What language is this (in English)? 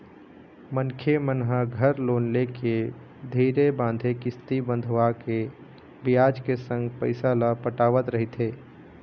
Chhattisgarhi